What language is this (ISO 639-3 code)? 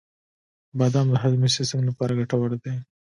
pus